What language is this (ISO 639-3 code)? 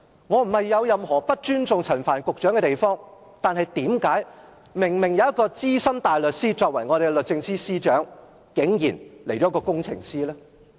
yue